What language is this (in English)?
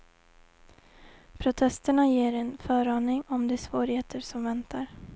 Swedish